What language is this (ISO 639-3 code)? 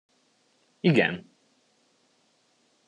hun